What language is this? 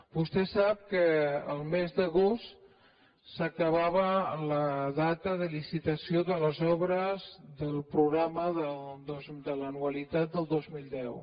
Catalan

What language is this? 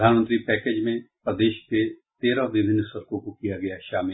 Hindi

